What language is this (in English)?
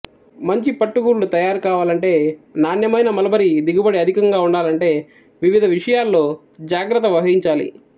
Telugu